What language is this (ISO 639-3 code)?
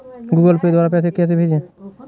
hin